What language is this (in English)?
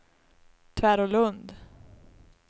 Swedish